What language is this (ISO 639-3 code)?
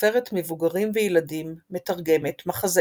heb